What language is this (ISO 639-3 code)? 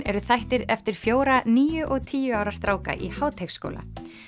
isl